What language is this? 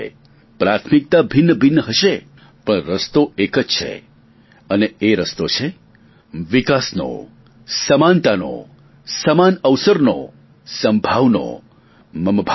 Gujarati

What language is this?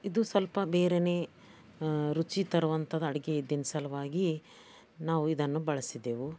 Kannada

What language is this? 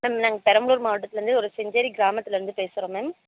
Tamil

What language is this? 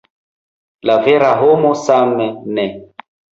Esperanto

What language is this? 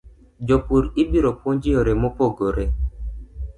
Luo (Kenya and Tanzania)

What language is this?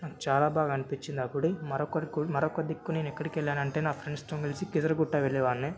Telugu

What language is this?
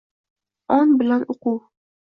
Uzbek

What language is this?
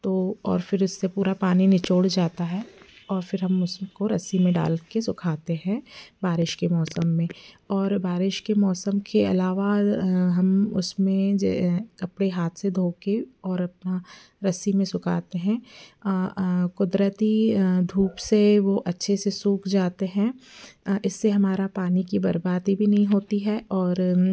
Hindi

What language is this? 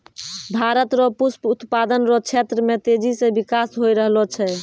Maithili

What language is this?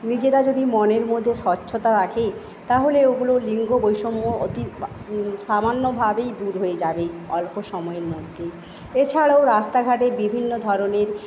Bangla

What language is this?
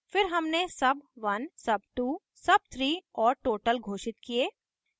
Hindi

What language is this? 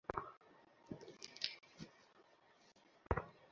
Bangla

